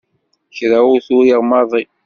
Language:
Kabyle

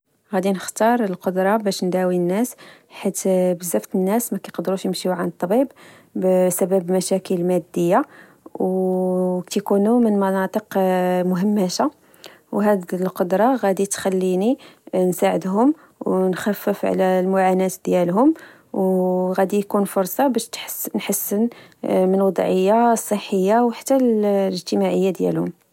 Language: Moroccan Arabic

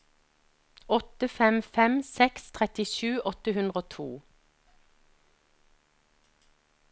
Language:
Norwegian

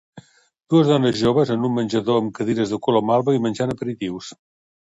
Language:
Catalan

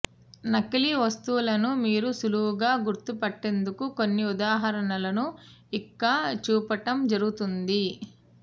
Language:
Telugu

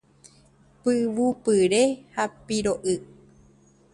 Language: Guarani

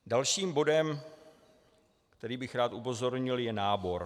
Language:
Czech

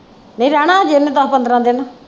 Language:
Punjabi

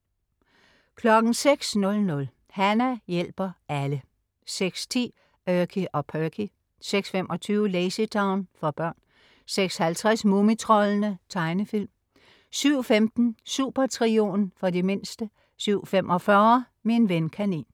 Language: Danish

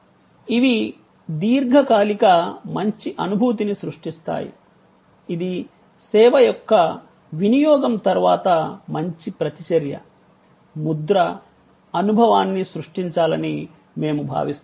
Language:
Telugu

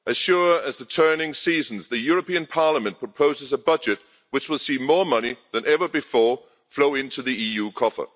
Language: English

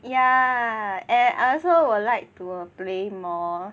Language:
English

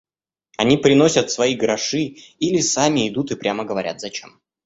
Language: Russian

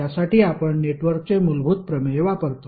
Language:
Marathi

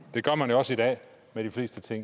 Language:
Danish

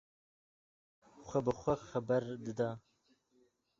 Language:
Kurdish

